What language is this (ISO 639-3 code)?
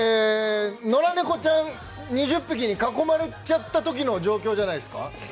jpn